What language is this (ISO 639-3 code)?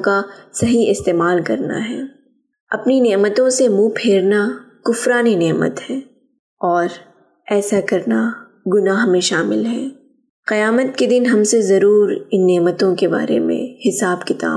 urd